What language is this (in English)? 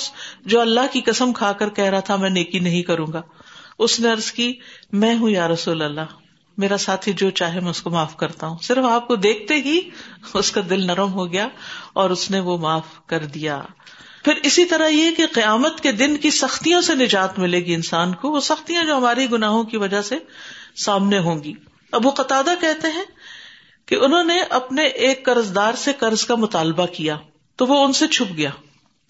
Urdu